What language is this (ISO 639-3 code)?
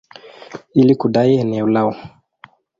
swa